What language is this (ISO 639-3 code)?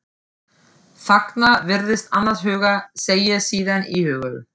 isl